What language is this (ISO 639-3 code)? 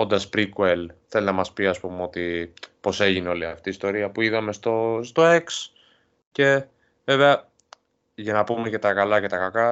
ell